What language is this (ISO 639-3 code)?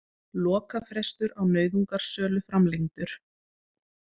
isl